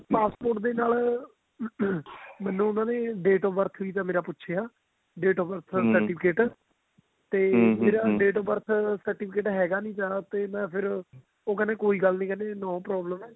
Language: Punjabi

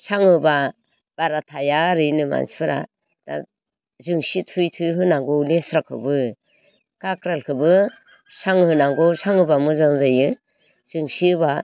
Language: Bodo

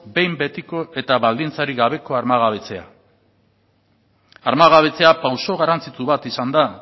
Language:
Basque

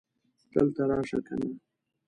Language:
Pashto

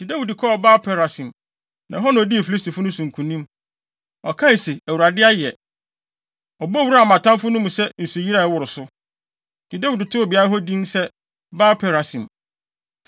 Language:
Akan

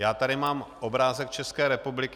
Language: Czech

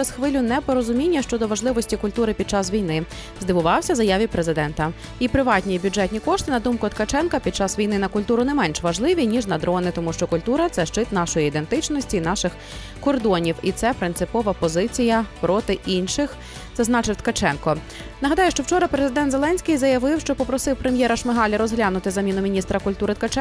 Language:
Ukrainian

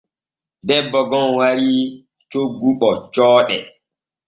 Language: Borgu Fulfulde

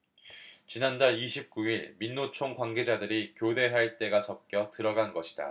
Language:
Korean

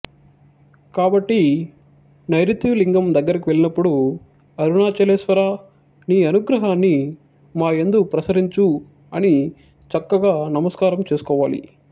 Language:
Telugu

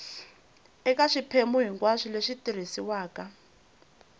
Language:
Tsonga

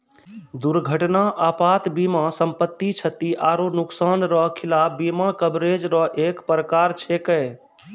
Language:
Maithili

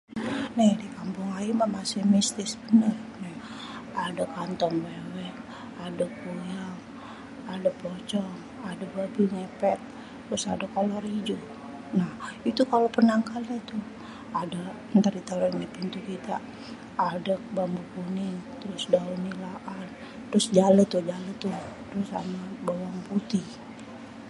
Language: Betawi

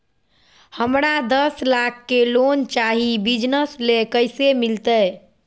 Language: Magahi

